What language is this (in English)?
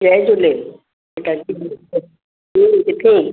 Sindhi